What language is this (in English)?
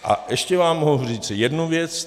Czech